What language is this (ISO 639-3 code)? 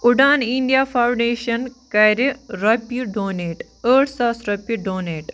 kas